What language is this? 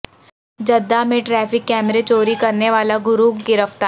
Urdu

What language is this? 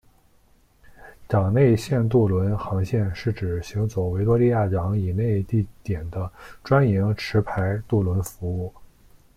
Chinese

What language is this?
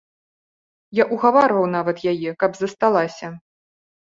Belarusian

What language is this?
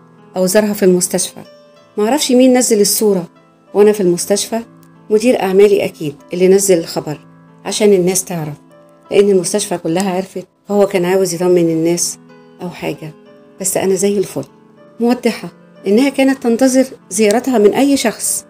Arabic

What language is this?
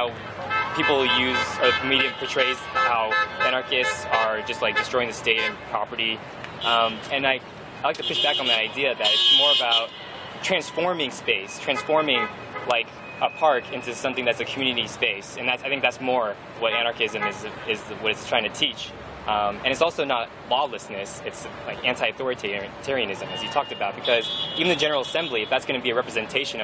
English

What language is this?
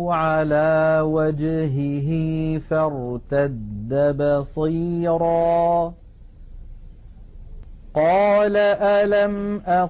Arabic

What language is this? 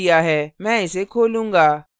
Hindi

